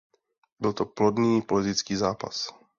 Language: Czech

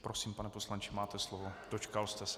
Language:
Czech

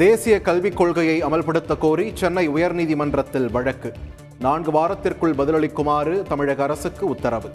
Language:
Tamil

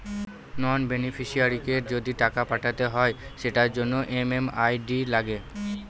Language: Bangla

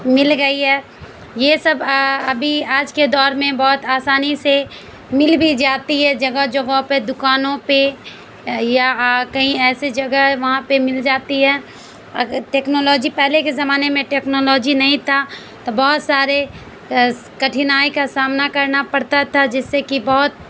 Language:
Urdu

